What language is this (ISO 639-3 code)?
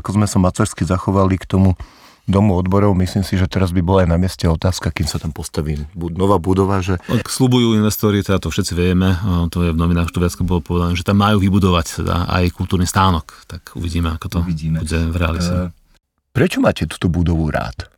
slk